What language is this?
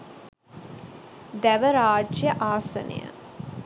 Sinhala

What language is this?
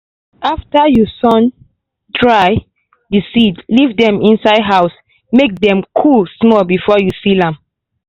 Nigerian Pidgin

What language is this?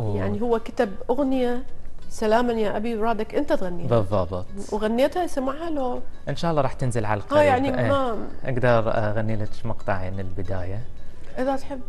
Arabic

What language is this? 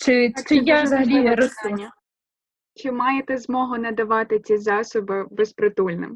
Ukrainian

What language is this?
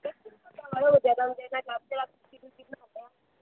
Dogri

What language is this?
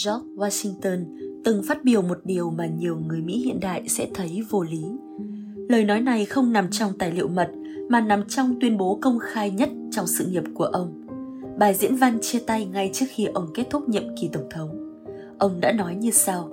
Vietnamese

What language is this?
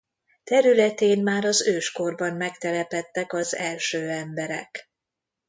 Hungarian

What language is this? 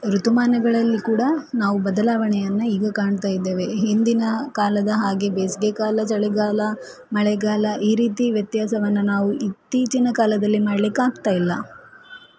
Kannada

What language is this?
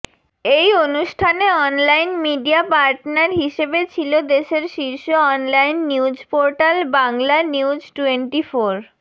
Bangla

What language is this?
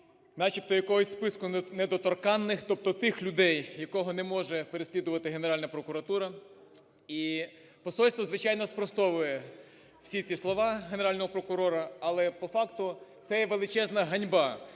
Ukrainian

